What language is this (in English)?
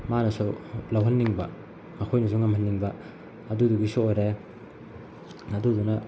Manipuri